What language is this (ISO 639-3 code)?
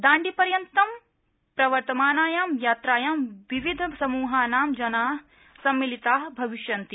san